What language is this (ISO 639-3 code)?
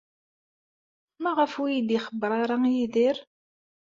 kab